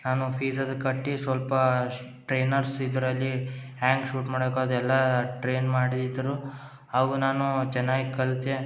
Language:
Kannada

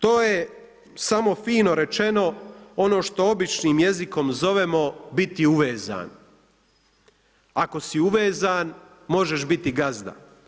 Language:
Croatian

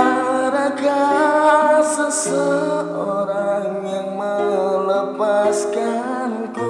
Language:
Indonesian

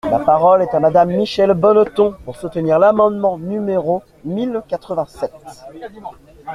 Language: French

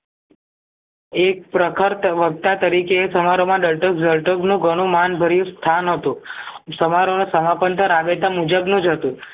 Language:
Gujarati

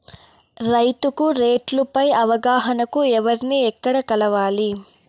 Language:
Telugu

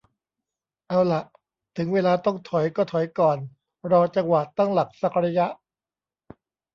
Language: Thai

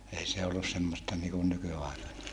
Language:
Finnish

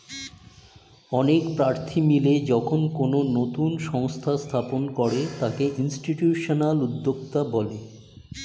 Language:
Bangla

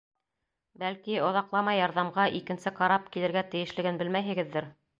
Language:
Bashkir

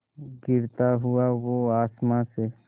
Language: Hindi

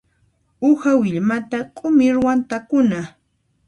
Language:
Puno Quechua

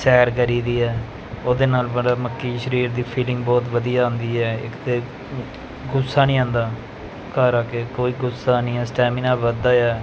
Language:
Punjabi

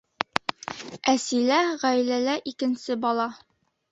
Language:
Bashkir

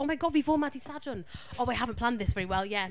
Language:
Welsh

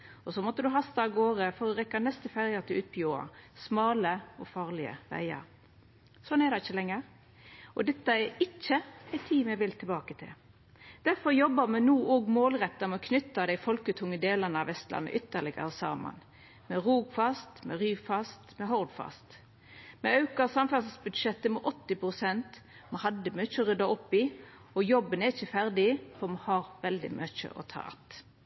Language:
Norwegian Nynorsk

